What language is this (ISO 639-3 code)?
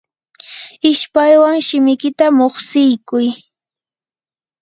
qur